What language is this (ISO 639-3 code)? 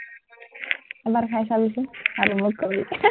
asm